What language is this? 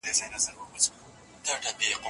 Pashto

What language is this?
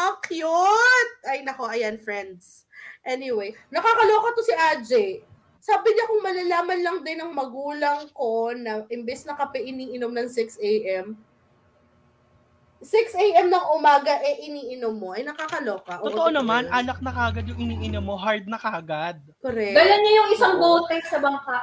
Filipino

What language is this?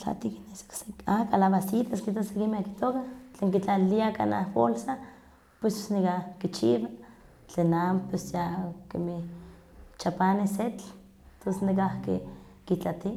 Huaxcaleca Nahuatl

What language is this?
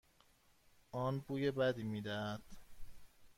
Persian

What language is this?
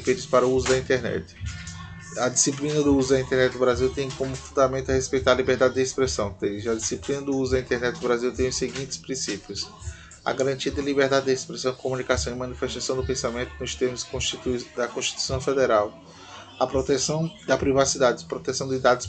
Portuguese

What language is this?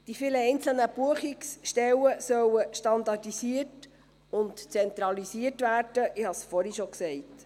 Swiss German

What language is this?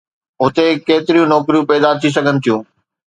Sindhi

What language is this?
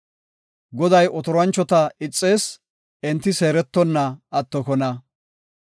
Gofa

